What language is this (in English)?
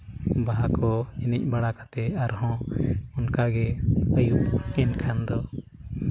Santali